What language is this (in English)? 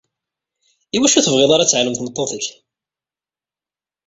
Kabyle